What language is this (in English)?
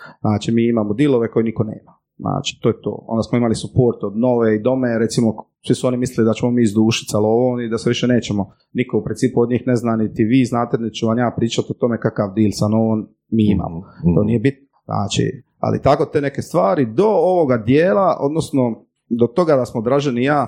Croatian